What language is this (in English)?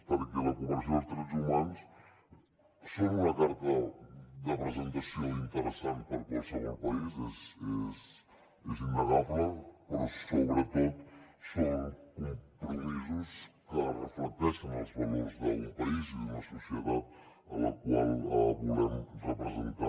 Catalan